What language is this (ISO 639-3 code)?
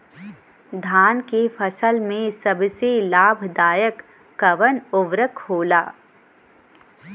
bho